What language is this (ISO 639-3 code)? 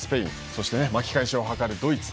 jpn